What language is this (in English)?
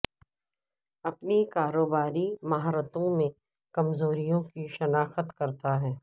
Urdu